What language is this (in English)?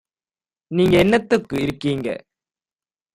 Tamil